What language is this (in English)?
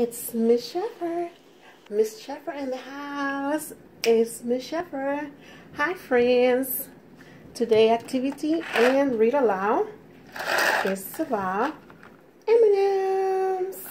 English